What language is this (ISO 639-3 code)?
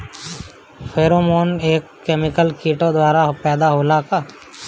bho